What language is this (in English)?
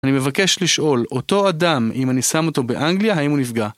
Hebrew